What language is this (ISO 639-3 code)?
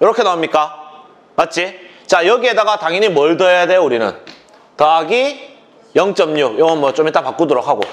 kor